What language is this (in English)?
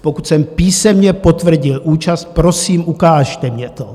Czech